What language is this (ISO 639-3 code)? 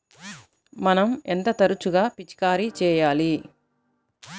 tel